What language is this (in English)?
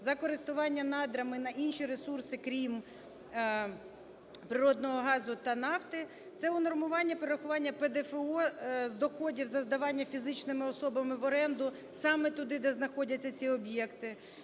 Ukrainian